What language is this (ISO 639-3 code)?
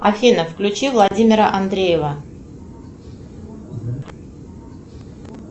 rus